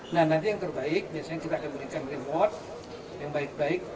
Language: Indonesian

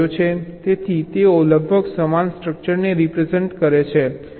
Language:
Gujarati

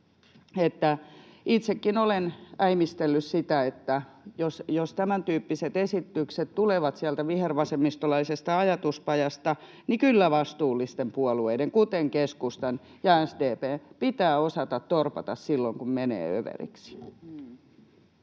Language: Finnish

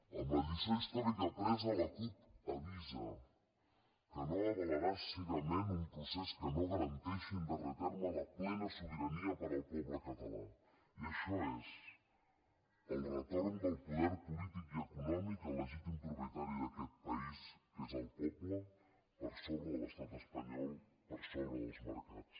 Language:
Catalan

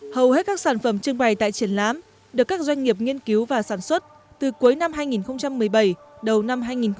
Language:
Vietnamese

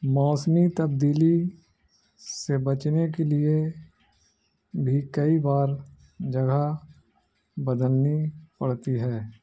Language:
Urdu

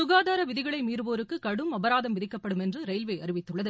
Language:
Tamil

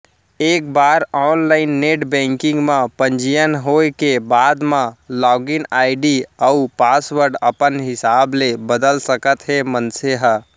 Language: Chhattisgarhi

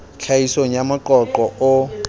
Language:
Southern Sotho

